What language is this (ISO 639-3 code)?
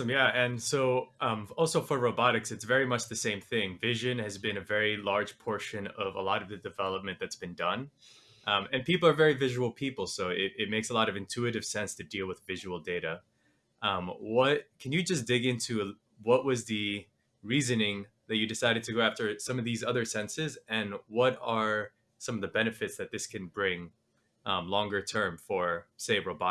eng